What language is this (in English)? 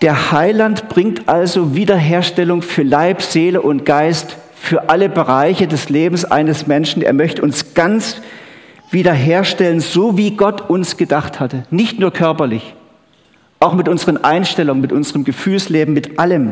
German